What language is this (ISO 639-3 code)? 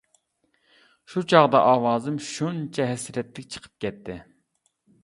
uig